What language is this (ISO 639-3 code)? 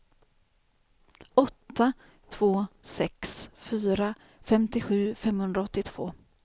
swe